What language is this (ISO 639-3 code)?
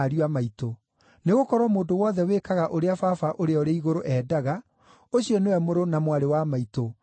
kik